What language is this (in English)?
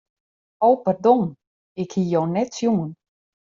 Western Frisian